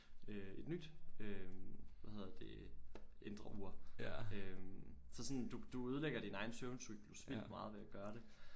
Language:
Danish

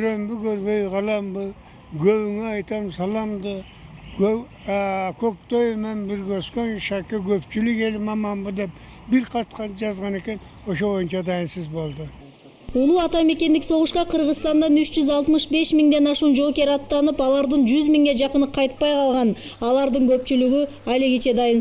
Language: Russian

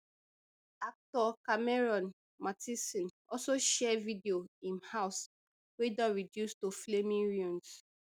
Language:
Nigerian Pidgin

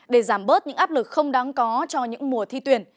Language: Vietnamese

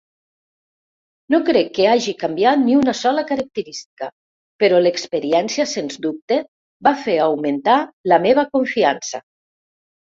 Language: Catalan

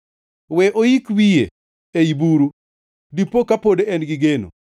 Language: Luo (Kenya and Tanzania)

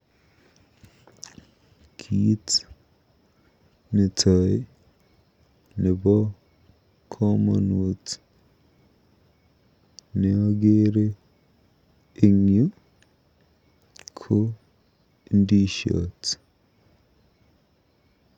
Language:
Kalenjin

